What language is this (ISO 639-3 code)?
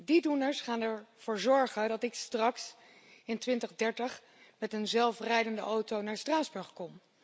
nld